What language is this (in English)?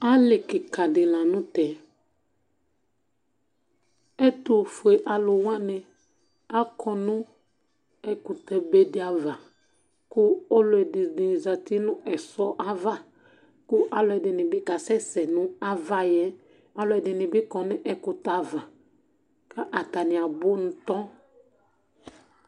Ikposo